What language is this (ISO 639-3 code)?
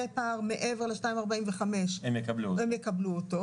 heb